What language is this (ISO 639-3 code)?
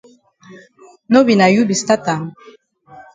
wes